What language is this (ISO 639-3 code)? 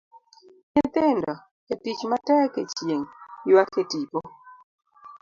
luo